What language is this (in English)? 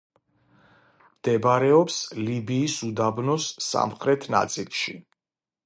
Georgian